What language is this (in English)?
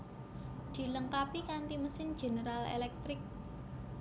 Javanese